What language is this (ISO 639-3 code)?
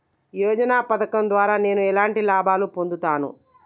tel